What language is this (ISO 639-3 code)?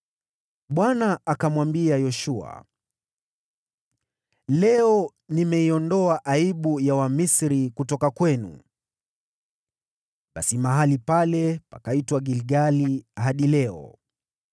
swa